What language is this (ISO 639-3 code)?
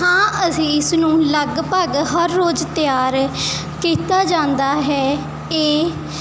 pan